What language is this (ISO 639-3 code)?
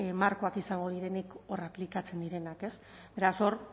eus